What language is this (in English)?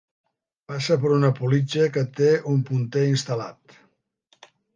Catalan